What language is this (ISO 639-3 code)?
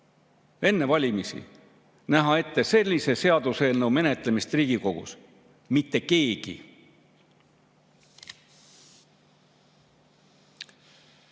est